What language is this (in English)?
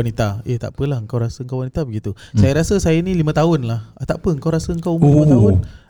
Malay